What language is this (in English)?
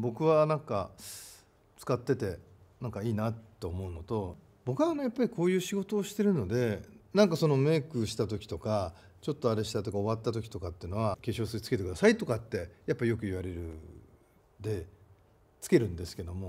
Japanese